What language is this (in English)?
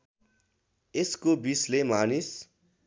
Nepali